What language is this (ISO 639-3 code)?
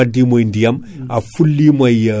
ful